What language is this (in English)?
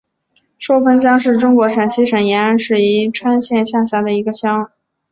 Chinese